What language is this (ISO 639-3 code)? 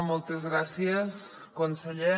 cat